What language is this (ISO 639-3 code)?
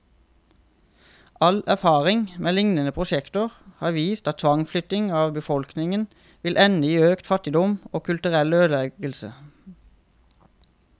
nor